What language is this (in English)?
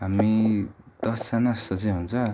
Nepali